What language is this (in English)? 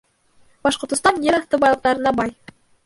Bashkir